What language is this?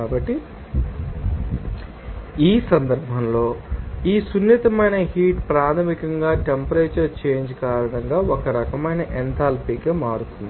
Telugu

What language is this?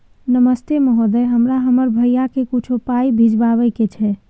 Maithili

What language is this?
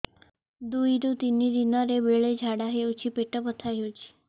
Odia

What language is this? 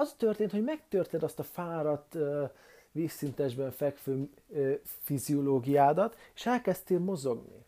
Hungarian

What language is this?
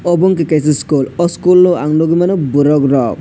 Kok Borok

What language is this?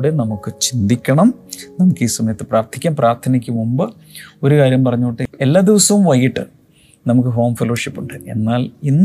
Malayalam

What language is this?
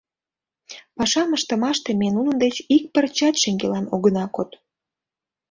Mari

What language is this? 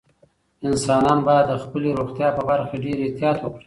Pashto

